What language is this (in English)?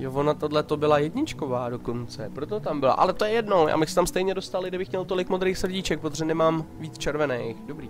Czech